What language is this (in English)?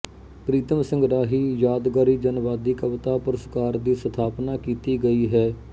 Punjabi